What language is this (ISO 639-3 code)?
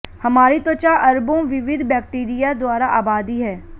hin